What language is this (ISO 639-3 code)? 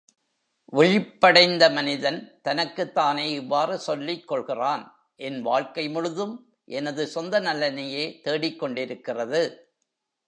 tam